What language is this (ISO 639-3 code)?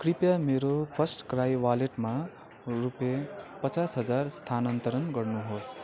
nep